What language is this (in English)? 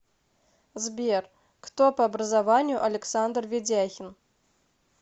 Russian